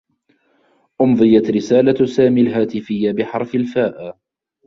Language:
Arabic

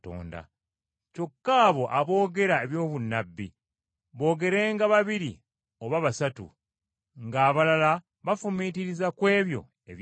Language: Ganda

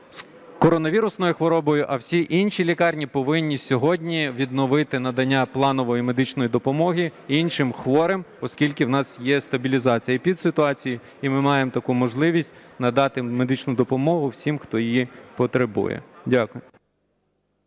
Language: Ukrainian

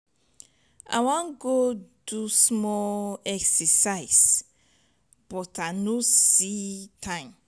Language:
Nigerian Pidgin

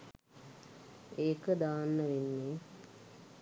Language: Sinhala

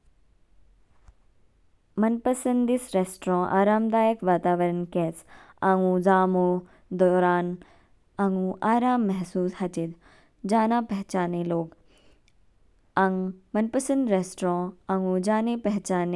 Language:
Kinnauri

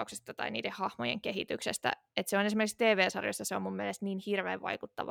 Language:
Finnish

